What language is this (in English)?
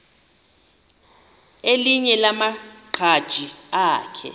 Xhosa